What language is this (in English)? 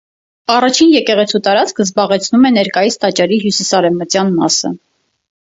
Armenian